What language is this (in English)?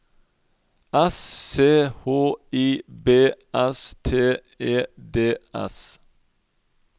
Norwegian